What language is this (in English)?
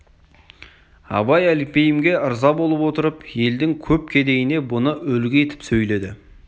Kazakh